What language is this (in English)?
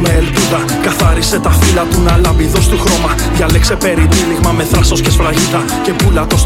Greek